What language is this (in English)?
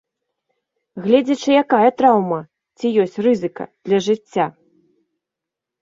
Belarusian